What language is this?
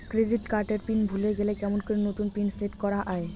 Bangla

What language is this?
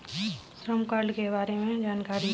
Hindi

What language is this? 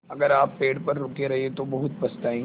Hindi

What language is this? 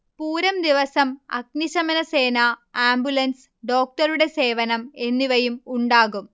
Malayalam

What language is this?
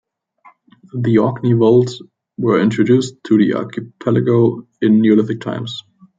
English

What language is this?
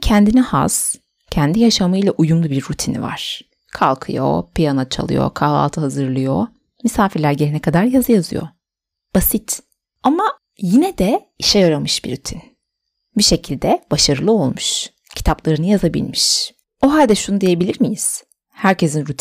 Turkish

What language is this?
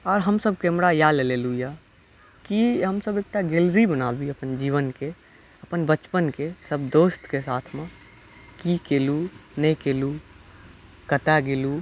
Maithili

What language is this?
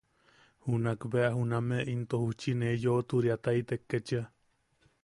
Yaqui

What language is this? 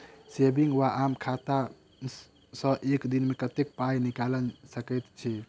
Maithili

